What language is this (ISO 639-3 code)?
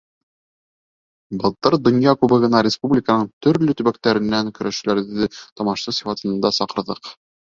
bak